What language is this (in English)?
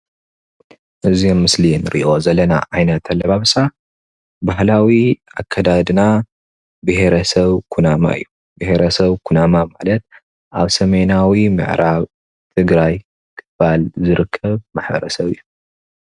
Tigrinya